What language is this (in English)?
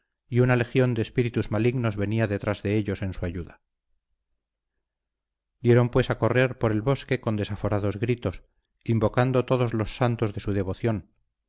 Spanish